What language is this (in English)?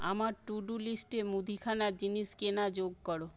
Bangla